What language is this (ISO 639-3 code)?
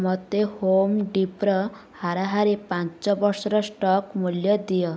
ori